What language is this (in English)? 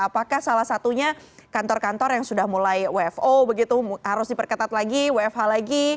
Indonesian